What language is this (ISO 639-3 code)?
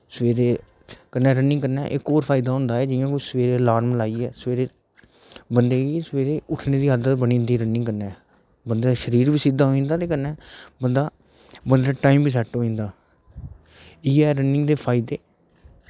doi